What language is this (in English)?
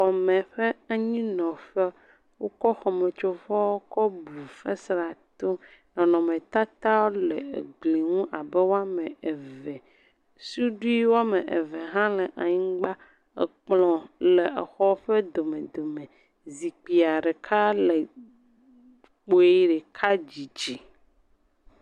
Ewe